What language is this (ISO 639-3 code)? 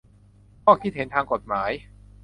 tha